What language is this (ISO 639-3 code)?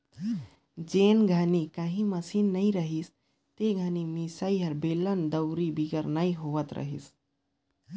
hne